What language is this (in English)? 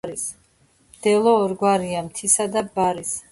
Georgian